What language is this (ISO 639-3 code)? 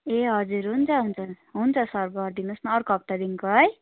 nep